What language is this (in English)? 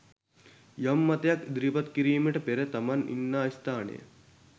Sinhala